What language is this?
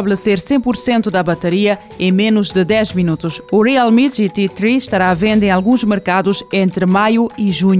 Portuguese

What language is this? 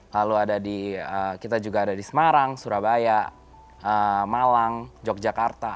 Indonesian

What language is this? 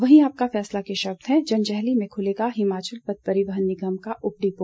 Hindi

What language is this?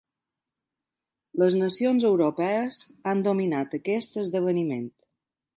Catalan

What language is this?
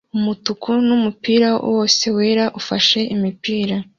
Kinyarwanda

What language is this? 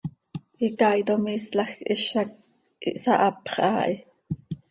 Seri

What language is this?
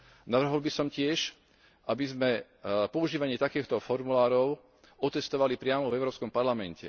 Slovak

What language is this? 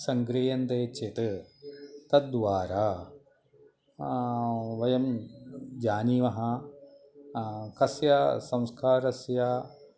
Sanskrit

